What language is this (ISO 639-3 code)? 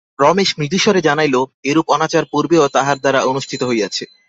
ben